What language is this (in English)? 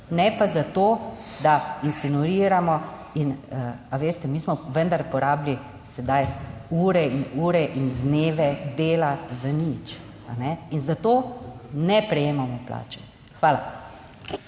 Slovenian